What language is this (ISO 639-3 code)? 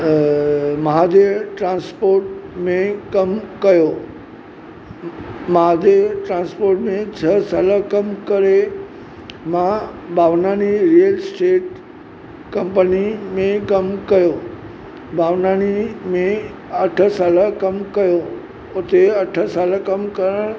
snd